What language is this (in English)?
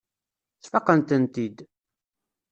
Kabyle